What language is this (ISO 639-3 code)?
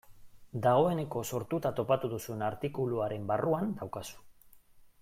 eus